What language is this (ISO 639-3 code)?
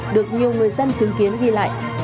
vie